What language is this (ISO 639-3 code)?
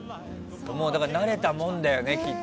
jpn